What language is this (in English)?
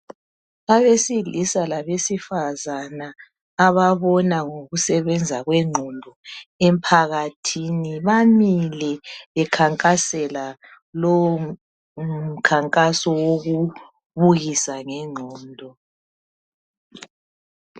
North Ndebele